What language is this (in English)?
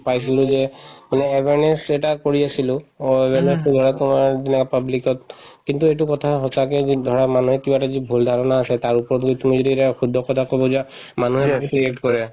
Assamese